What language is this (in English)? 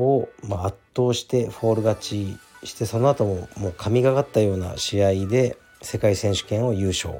Japanese